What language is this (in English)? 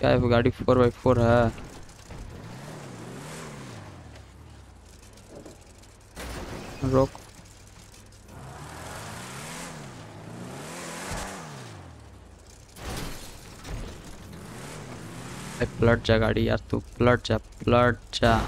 Hindi